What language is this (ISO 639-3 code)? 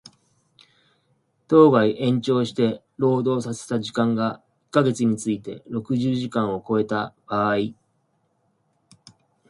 jpn